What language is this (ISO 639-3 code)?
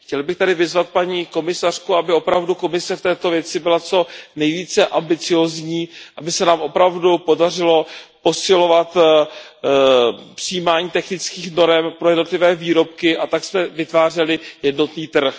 ces